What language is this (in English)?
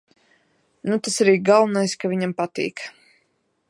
Latvian